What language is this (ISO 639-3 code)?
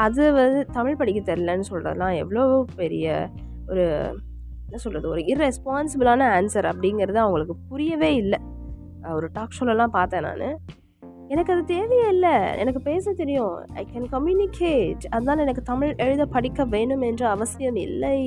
tam